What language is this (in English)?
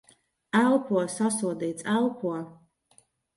Latvian